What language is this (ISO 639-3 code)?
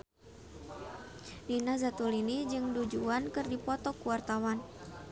sun